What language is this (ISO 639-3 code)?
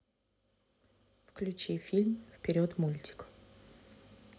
rus